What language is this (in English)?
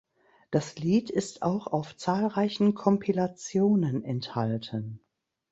German